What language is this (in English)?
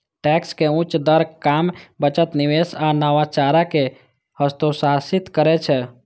Maithili